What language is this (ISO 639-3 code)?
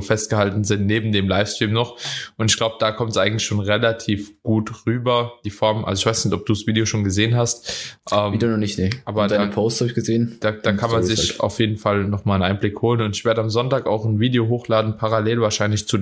deu